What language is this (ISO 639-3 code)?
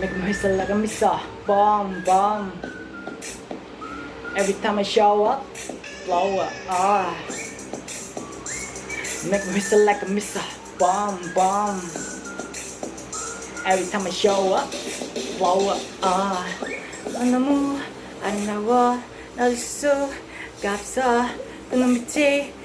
spa